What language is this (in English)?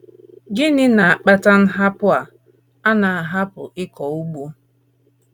Igbo